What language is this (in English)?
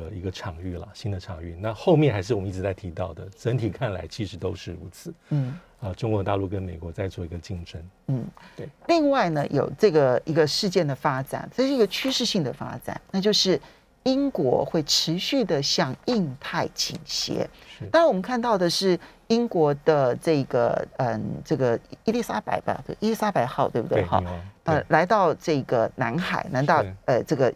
Chinese